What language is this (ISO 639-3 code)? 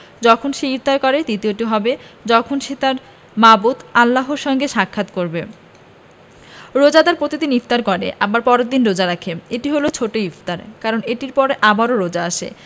ben